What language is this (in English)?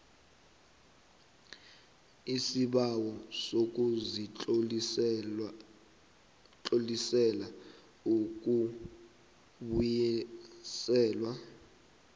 South Ndebele